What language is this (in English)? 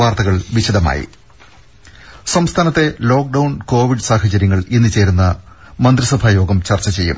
Malayalam